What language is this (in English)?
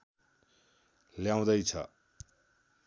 Nepali